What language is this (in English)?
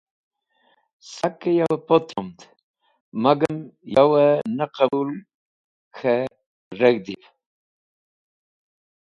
Wakhi